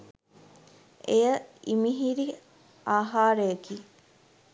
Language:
Sinhala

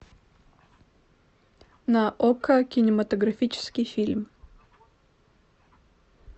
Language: Russian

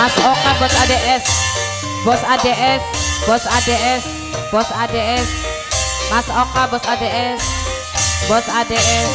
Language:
Indonesian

